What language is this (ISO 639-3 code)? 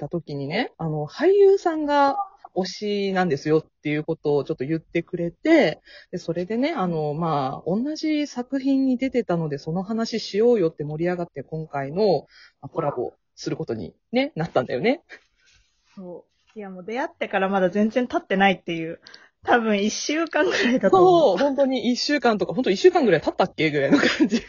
jpn